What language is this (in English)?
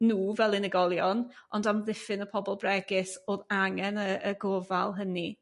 Welsh